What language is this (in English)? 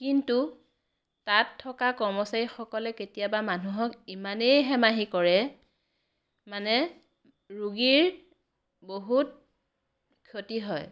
Assamese